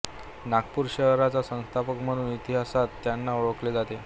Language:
Marathi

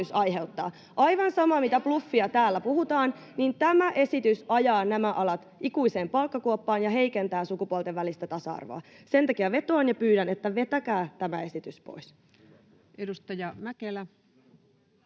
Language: Finnish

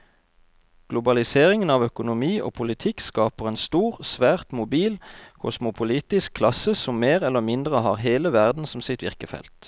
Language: Norwegian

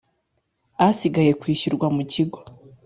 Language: Kinyarwanda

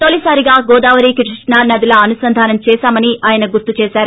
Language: Telugu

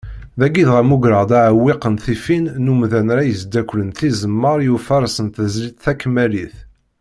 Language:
Kabyle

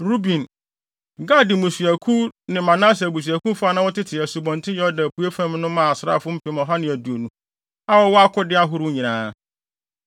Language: Akan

